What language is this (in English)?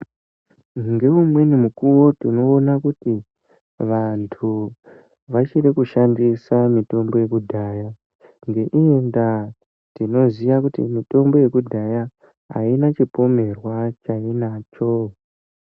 Ndau